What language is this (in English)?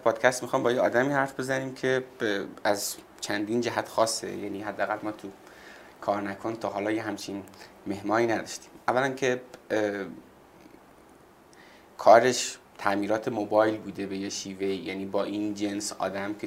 Persian